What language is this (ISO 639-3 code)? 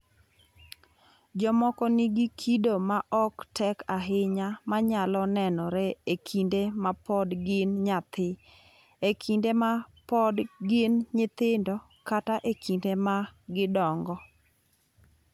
luo